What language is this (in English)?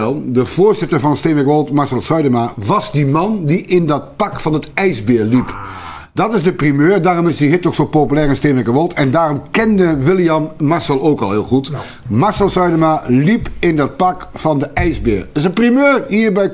Dutch